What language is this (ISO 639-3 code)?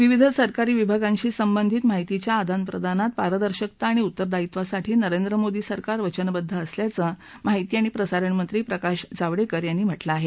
mar